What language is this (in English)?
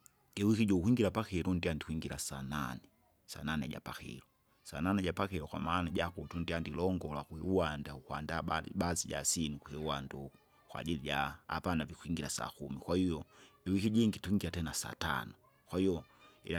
Kinga